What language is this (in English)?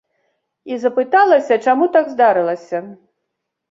Belarusian